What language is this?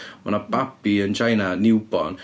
Welsh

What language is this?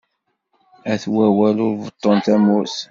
Kabyle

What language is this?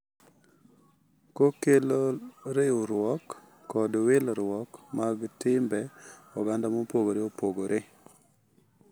Luo (Kenya and Tanzania)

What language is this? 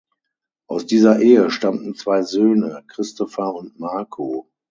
German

